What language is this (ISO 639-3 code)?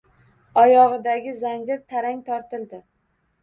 uzb